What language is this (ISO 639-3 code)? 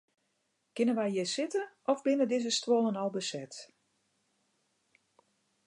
fry